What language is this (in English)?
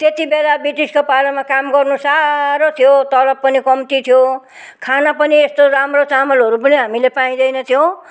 Nepali